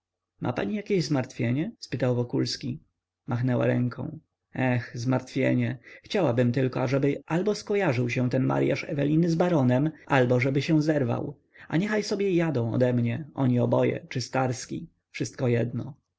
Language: Polish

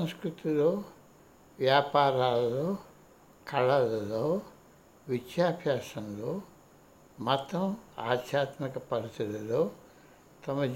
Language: Telugu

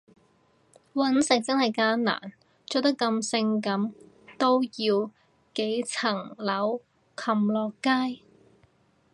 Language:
Cantonese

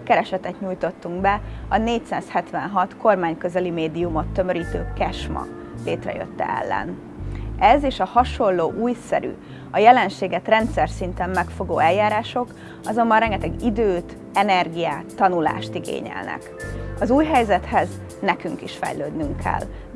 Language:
Hungarian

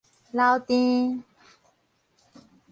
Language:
Min Nan Chinese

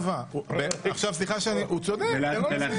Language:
Hebrew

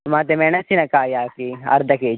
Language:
Kannada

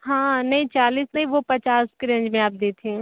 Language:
Hindi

